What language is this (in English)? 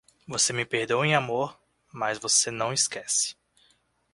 Portuguese